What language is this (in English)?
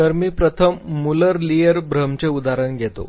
Marathi